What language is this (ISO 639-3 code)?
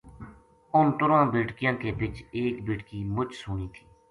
gju